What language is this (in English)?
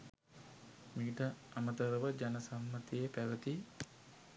Sinhala